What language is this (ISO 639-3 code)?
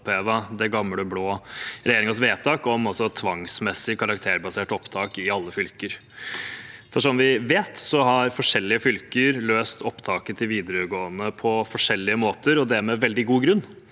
nor